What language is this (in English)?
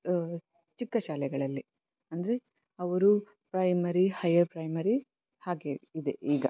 Kannada